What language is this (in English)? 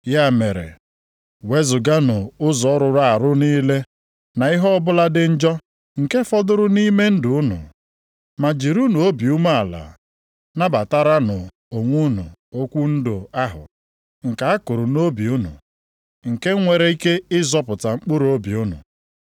Igbo